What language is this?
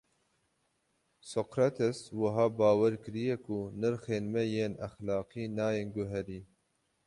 Kurdish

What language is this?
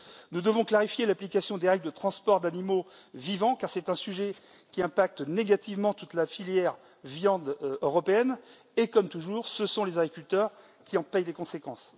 French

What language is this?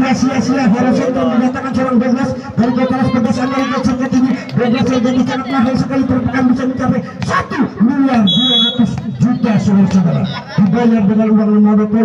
Indonesian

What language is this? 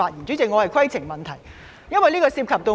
Cantonese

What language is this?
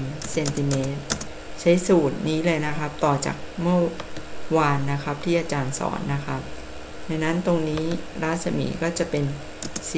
Thai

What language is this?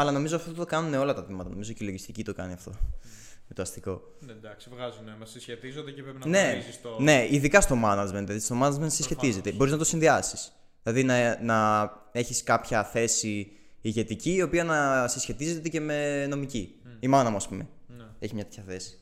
Greek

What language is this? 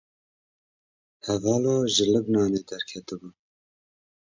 Kurdish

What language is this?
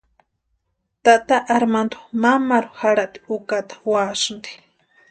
Western Highland Purepecha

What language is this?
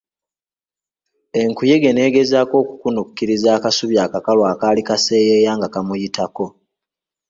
Ganda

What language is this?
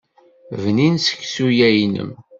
Kabyle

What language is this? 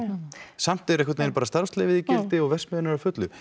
Icelandic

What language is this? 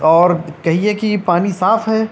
Urdu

